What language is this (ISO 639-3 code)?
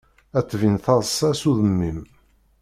kab